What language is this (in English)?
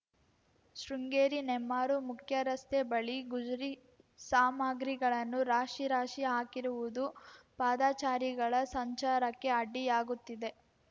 Kannada